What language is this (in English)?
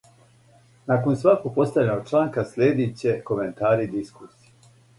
Serbian